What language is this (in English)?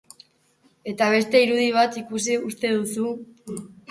Basque